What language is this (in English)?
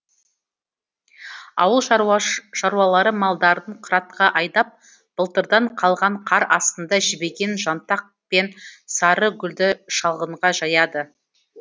Kazakh